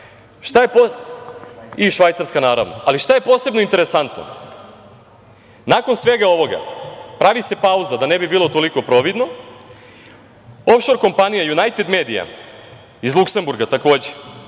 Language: Serbian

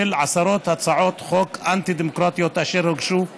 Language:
Hebrew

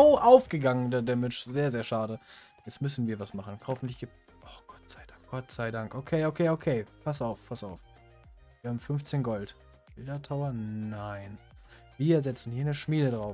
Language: German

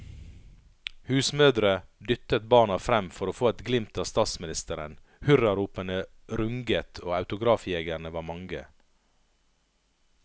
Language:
Norwegian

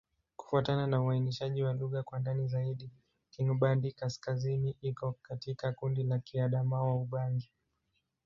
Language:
Swahili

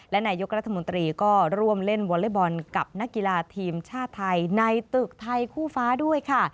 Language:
Thai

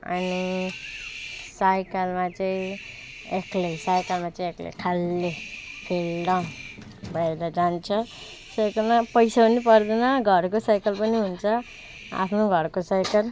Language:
Nepali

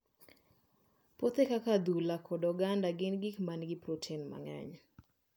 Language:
Luo (Kenya and Tanzania)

